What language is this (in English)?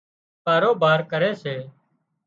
Wadiyara Koli